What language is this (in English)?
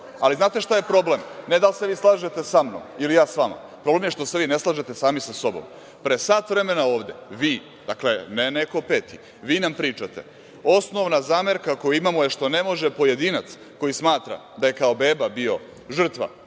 Serbian